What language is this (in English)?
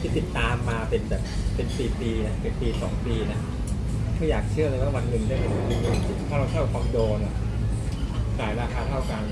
Thai